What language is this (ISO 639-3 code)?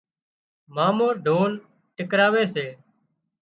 kxp